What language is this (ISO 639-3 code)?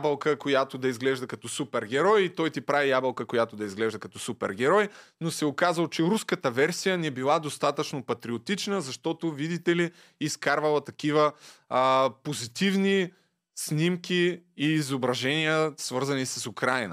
bul